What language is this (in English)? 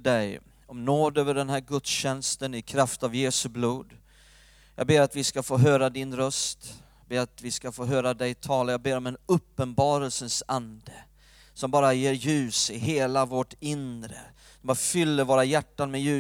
Swedish